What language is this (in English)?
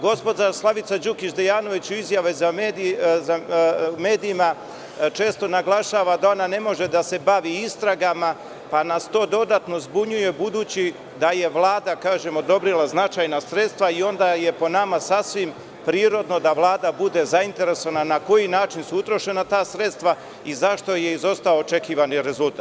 Serbian